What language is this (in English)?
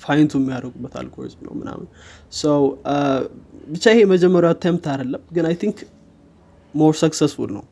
Amharic